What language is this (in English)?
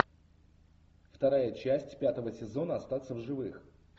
Russian